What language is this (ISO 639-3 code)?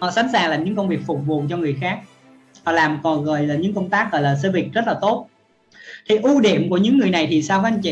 vie